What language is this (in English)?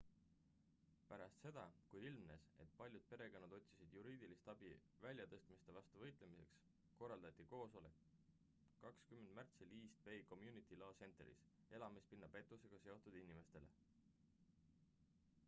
Estonian